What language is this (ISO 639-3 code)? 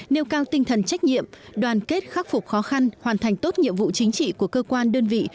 vie